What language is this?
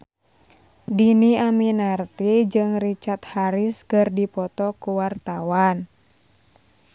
Sundanese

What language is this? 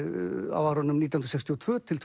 Icelandic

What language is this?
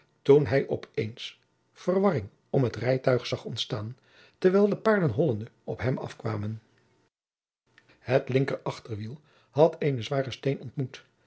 Dutch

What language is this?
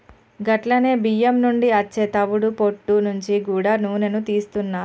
Telugu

